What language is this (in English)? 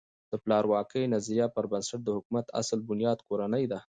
Pashto